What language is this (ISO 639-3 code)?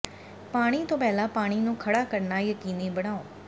pan